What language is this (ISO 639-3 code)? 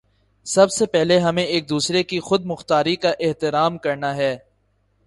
urd